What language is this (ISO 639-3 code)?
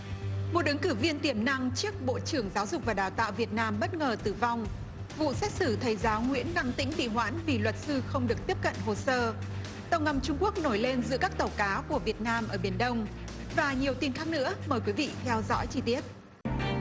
vie